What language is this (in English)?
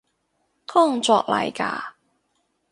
Cantonese